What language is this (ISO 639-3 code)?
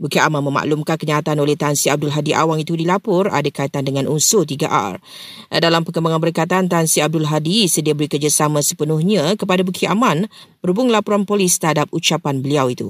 msa